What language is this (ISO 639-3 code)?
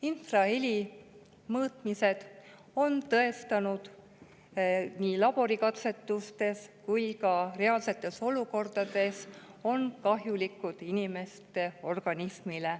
est